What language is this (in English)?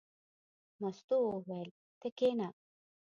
Pashto